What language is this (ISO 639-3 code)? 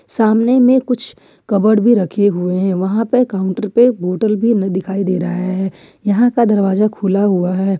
hin